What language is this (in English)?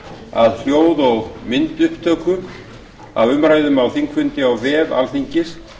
Icelandic